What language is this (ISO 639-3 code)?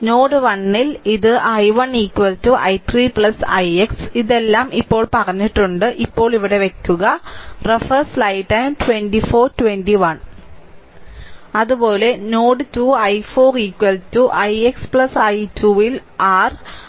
mal